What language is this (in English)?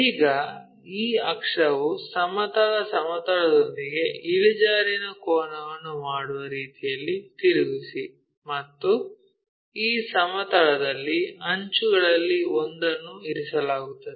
Kannada